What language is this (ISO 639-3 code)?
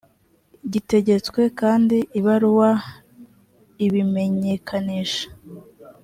kin